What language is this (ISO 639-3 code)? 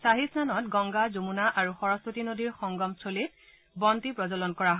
asm